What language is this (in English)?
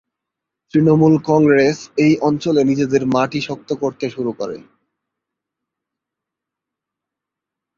Bangla